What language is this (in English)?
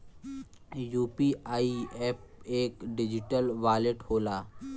Bhojpuri